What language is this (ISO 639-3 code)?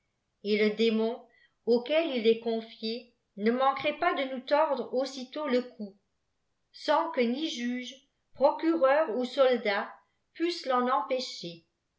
fra